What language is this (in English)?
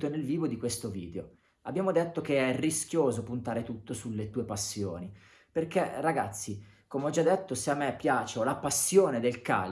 Italian